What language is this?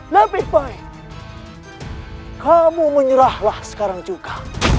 Indonesian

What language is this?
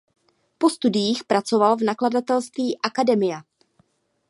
Czech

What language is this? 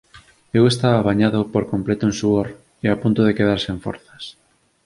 Galician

